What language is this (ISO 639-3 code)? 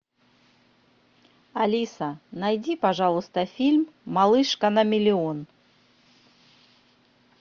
rus